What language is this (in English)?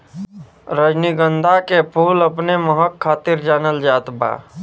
Bhojpuri